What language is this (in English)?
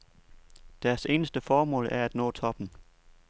Danish